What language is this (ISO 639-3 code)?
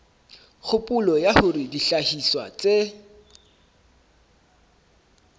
sot